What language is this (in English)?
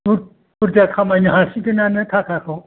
Bodo